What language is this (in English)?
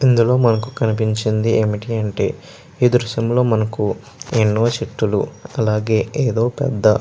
Telugu